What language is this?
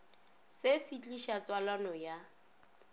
Northern Sotho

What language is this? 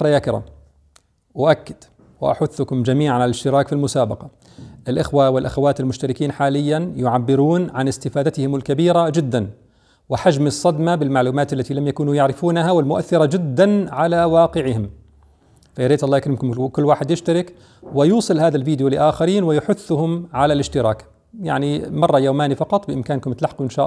Arabic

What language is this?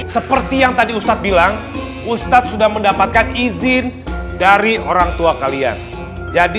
Indonesian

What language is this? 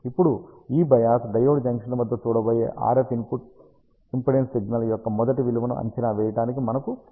Telugu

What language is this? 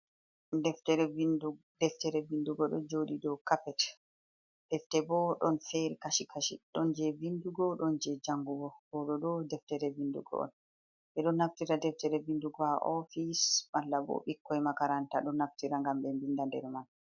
Fula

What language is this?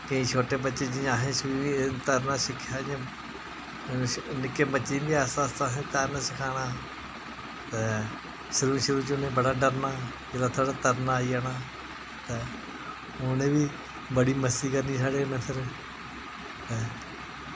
Dogri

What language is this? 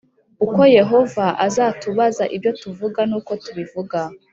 Kinyarwanda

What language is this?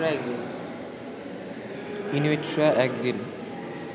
Bangla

